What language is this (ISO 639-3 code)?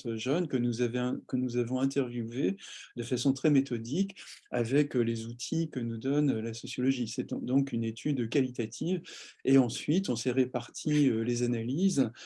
fra